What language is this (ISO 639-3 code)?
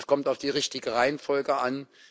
deu